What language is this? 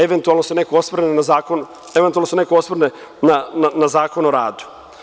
Serbian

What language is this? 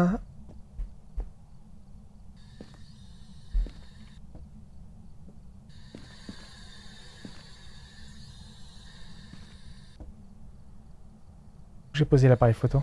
French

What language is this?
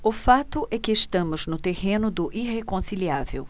Portuguese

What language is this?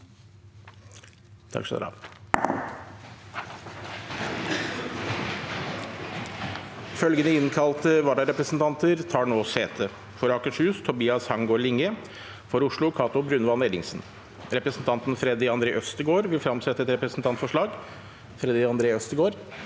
Norwegian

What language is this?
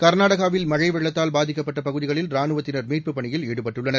Tamil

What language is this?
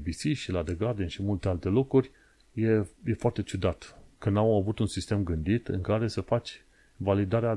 Romanian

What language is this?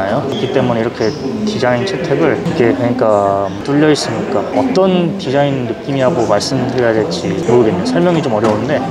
Korean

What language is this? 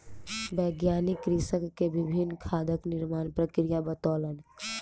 Maithili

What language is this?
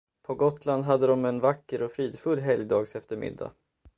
Swedish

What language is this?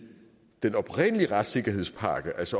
Danish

